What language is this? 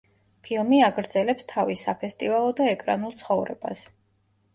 Georgian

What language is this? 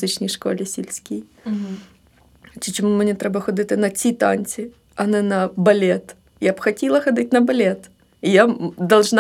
Ukrainian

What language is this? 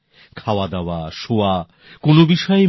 Bangla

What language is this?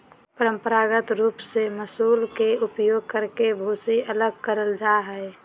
Magahi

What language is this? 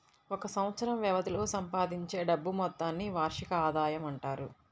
Telugu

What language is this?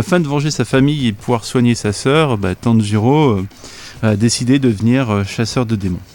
French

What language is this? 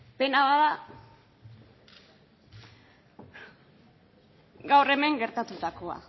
Basque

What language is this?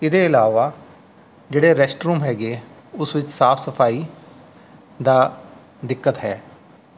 Punjabi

